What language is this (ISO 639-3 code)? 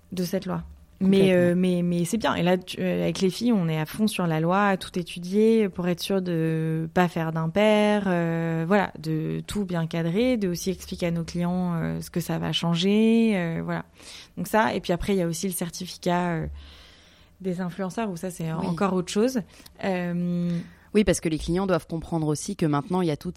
fra